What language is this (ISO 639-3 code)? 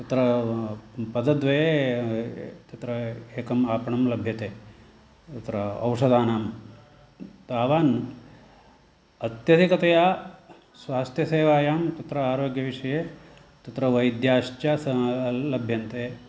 san